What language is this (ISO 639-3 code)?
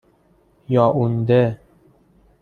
fas